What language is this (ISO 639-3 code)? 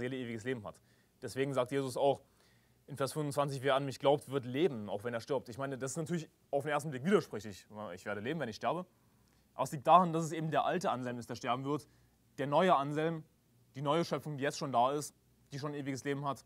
deu